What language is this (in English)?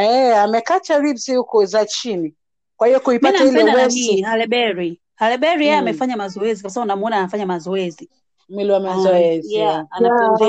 Swahili